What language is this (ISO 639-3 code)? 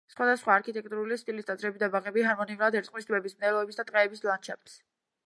kat